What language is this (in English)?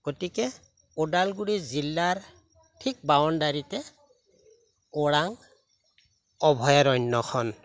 Assamese